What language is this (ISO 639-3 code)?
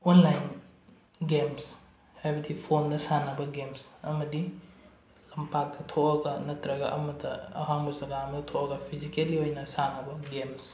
mni